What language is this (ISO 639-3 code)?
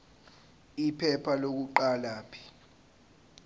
zul